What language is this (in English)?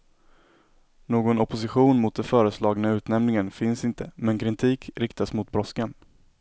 Swedish